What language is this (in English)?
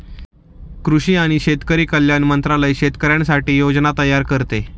Marathi